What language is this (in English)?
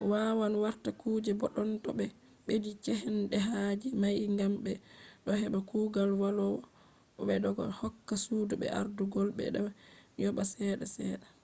Fula